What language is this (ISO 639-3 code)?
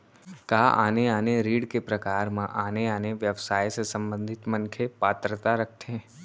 hne